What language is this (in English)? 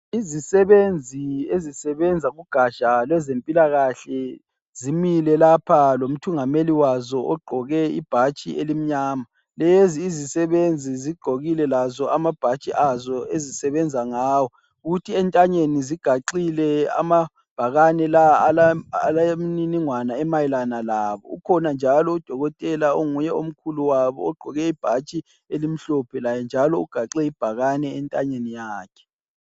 North Ndebele